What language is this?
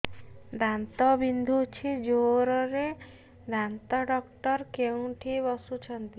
Odia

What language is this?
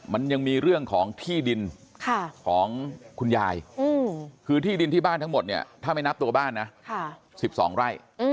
Thai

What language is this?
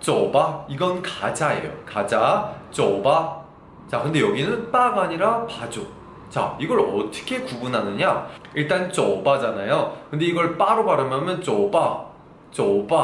Korean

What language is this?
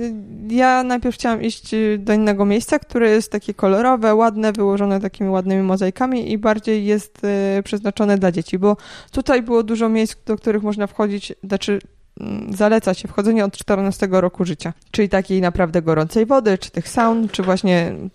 Polish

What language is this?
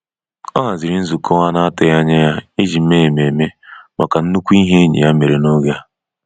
Igbo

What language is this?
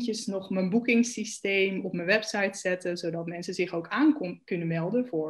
Dutch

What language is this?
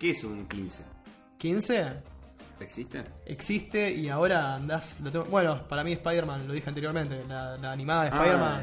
Spanish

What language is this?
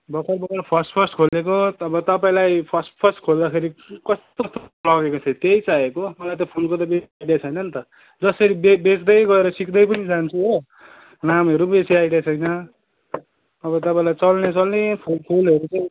Nepali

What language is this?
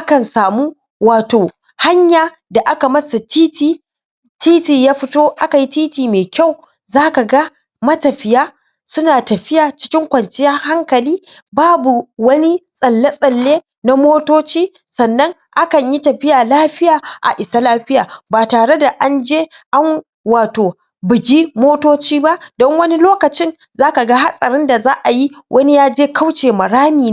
Hausa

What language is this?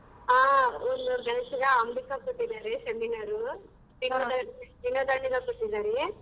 Kannada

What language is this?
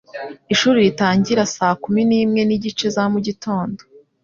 Kinyarwanda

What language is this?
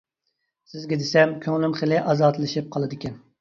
Uyghur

